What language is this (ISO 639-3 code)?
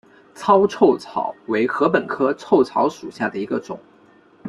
zho